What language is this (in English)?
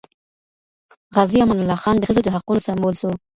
Pashto